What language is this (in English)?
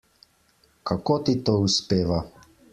Slovenian